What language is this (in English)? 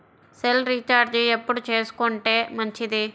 Telugu